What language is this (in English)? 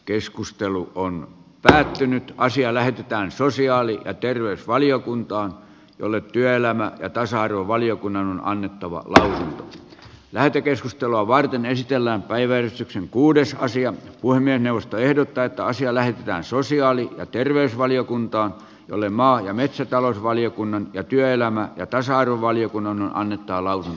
Finnish